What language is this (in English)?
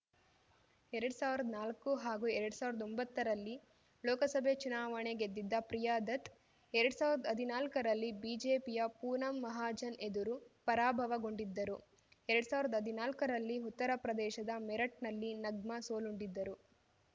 Kannada